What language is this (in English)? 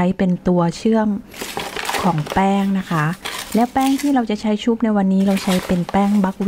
Thai